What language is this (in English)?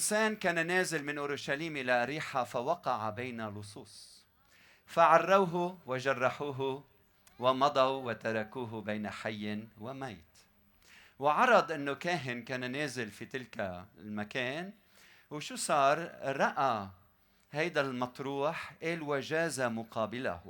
Arabic